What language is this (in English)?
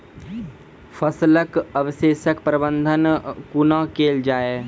Maithili